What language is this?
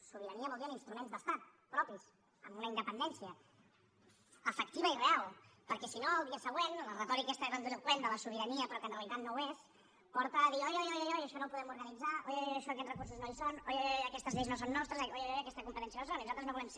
Catalan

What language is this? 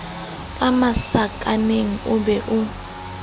Southern Sotho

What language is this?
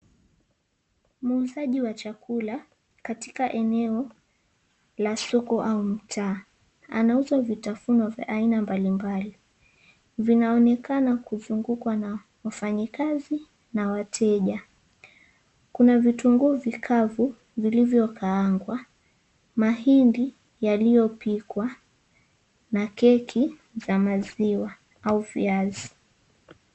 Swahili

